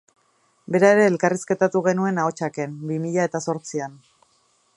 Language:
Basque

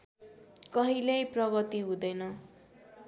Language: Nepali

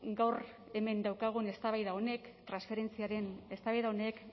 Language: Basque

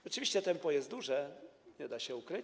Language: Polish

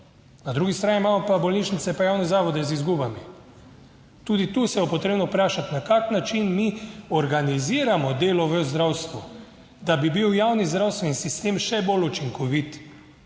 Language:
Slovenian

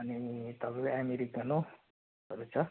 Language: Nepali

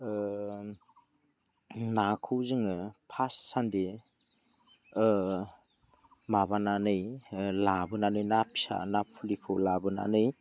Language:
Bodo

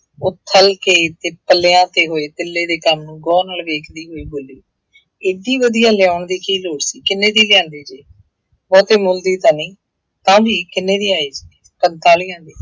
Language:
Punjabi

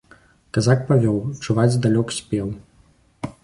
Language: Belarusian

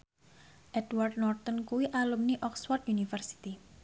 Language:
Javanese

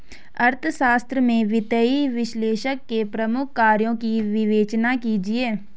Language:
Hindi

